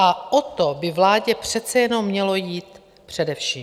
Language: Czech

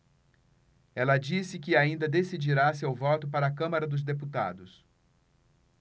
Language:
Portuguese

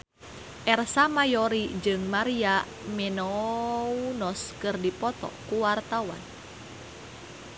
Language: Sundanese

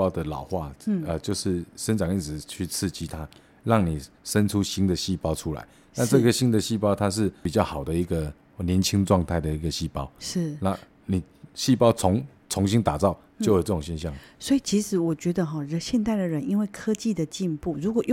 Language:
Chinese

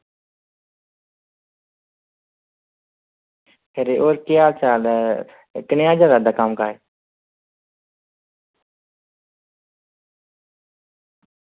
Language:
Dogri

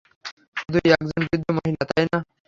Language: Bangla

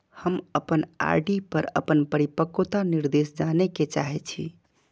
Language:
Maithili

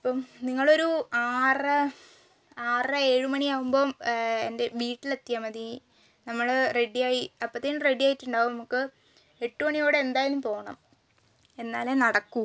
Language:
Malayalam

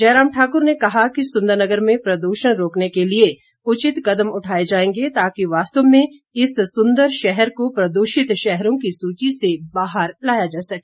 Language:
Hindi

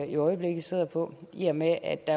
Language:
Danish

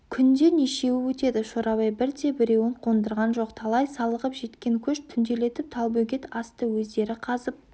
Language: Kazakh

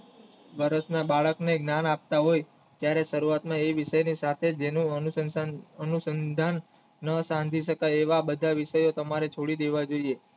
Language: Gujarati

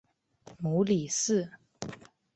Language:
Chinese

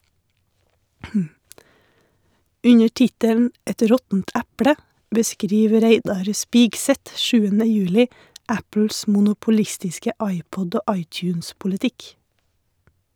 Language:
Norwegian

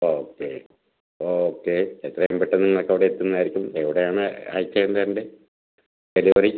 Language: Malayalam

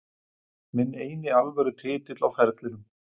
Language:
Icelandic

